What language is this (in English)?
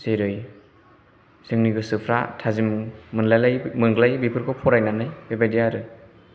Bodo